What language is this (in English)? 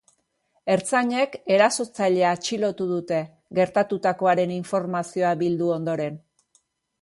Basque